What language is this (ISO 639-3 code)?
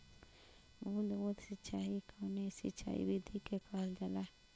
bho